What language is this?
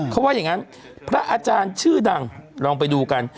Thai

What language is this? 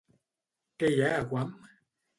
Catalan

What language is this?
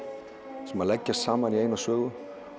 Icelandic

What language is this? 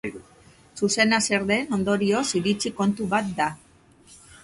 Basque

